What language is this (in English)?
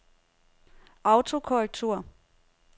Danish